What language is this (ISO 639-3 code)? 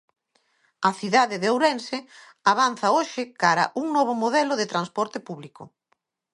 glg